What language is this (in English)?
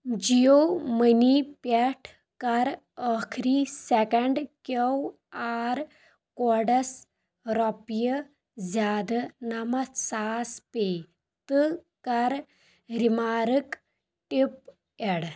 Kashmiri